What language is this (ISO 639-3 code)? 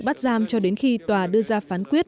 vie